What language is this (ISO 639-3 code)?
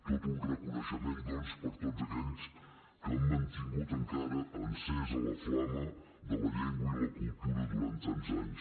cat